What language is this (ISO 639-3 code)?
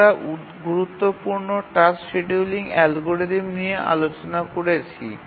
ben